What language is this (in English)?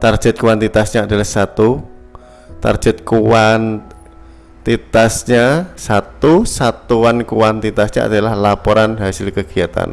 Indonesian